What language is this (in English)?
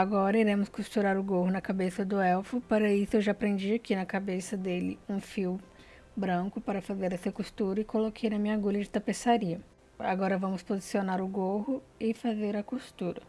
Portuguese